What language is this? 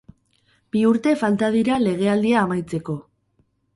Basque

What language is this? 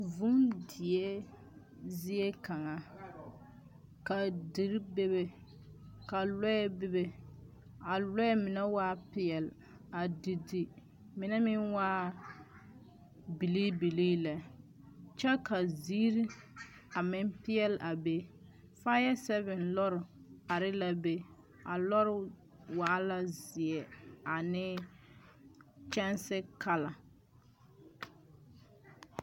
Southern Dagaare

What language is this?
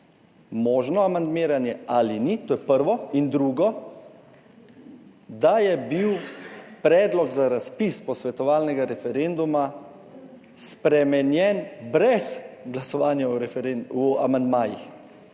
Slovenian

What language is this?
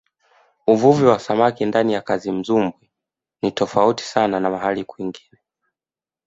Swahili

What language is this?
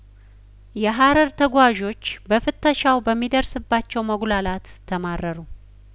Amharic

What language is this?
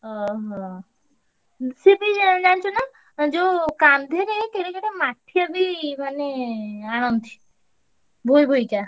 Odia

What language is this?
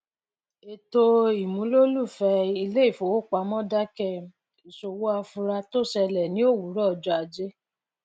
Yoruba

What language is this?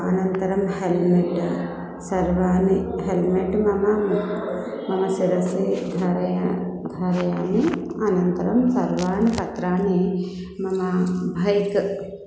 Sanskrit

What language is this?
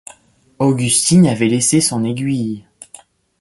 French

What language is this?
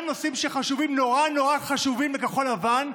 Hebrew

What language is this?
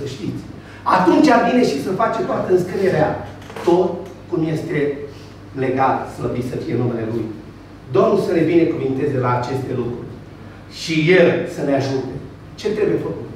Romanian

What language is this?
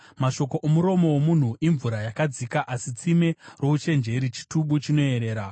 Shona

